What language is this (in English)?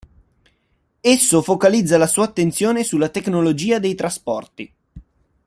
Italian